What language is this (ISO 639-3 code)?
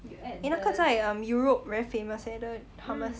eng